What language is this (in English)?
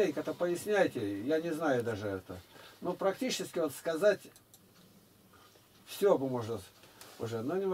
Russian